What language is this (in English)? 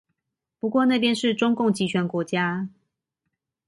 Chinese